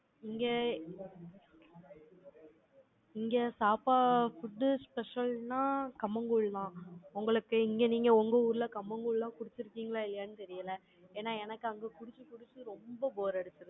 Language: Tamil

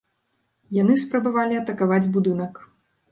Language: Belarusian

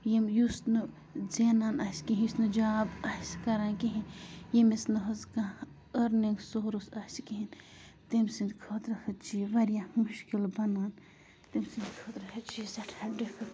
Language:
Kashmiri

